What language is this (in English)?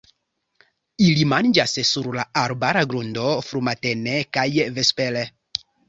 Esperanto